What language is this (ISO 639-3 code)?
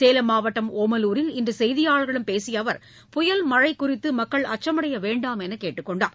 tam